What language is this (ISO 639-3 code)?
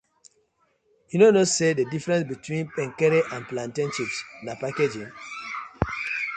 pcm